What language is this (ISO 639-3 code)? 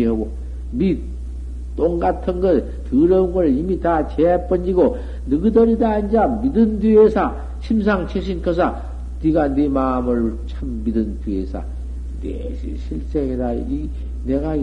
kor